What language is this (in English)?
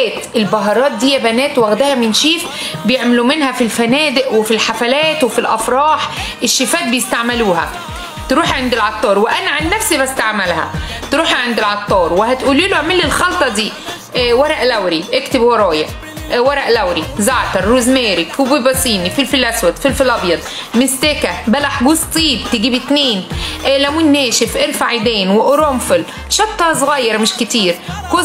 Arabic